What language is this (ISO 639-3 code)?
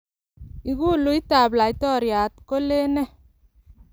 kln